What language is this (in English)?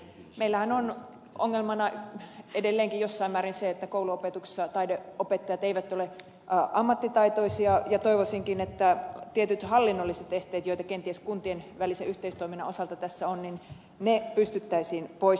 Finnish